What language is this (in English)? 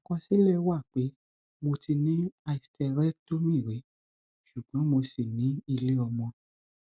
Yoruba